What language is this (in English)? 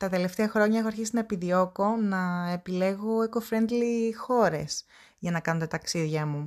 Greek